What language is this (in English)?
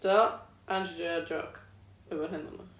Welsh